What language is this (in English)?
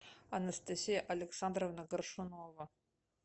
Russian